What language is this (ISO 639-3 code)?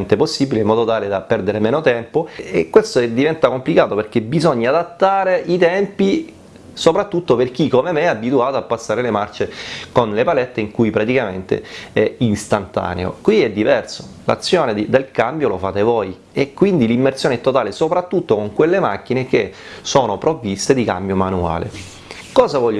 ita